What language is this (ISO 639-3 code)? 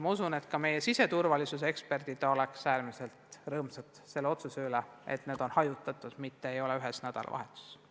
est